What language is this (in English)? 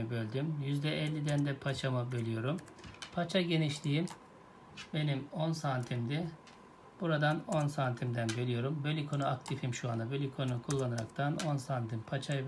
Turkish